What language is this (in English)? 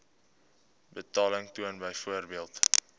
Afrikaans